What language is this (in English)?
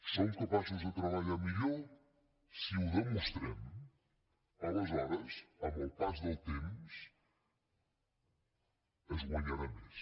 Catalan